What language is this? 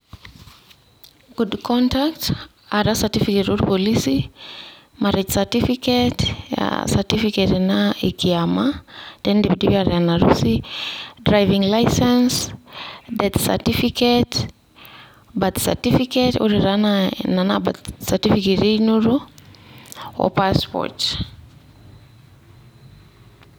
Masai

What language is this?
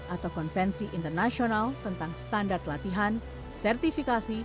Indonesian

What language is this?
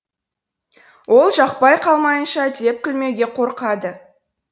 Kazakh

